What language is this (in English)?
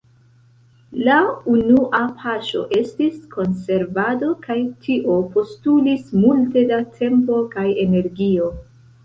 Esperanto